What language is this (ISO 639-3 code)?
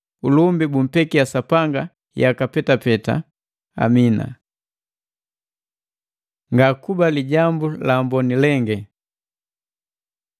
mgv